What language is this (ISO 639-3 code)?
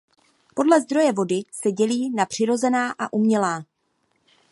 ces